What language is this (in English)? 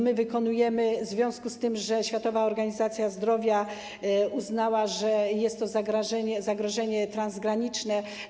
Polish